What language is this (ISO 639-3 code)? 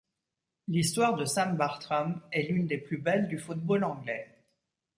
fra